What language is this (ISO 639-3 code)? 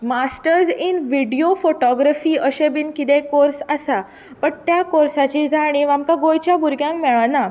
kok